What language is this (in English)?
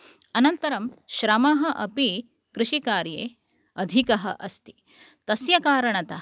Sanskrit